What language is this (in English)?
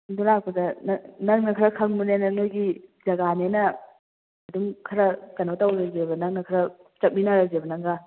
Manipuri